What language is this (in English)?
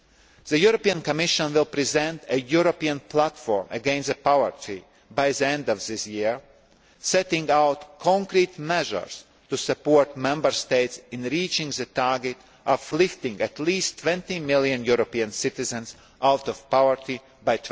English